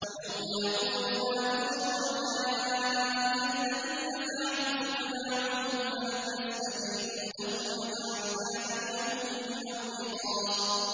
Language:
Arabic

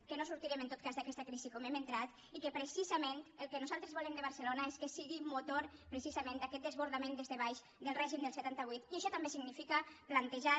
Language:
Catalan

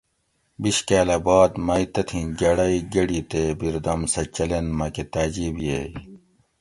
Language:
Gawri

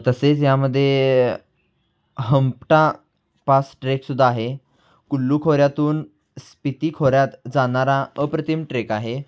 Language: Marathi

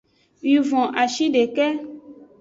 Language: Aja (Benin)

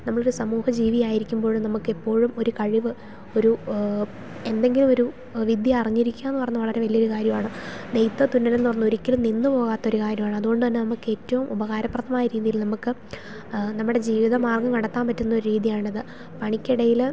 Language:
Malayalam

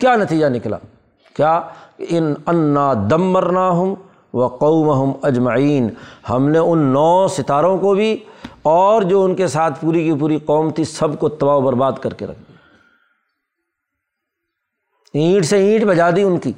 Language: Urdu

